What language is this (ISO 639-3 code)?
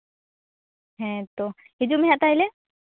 sat